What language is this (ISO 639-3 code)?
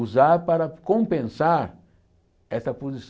por